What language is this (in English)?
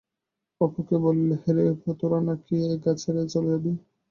Bangla